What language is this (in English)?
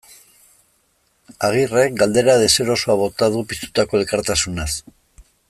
Basque